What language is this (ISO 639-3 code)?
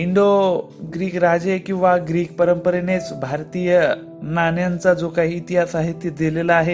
mar